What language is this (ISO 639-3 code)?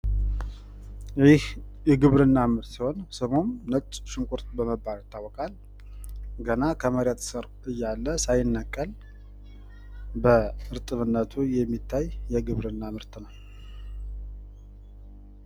amh